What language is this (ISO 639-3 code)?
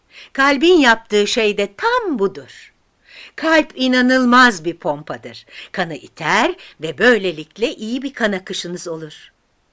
tur